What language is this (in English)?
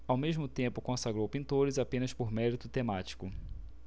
Portuguese